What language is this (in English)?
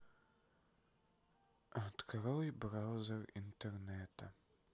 Russian